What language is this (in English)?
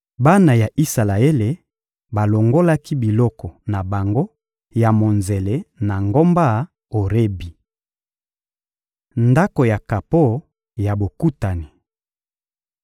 Lingala